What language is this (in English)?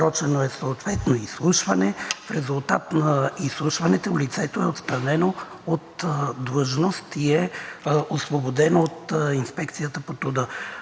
Bulgarian